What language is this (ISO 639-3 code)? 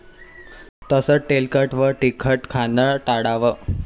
mar